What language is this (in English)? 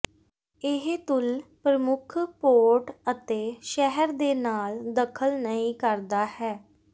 Punjabi